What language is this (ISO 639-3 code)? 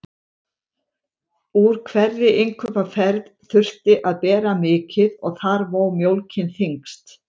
isl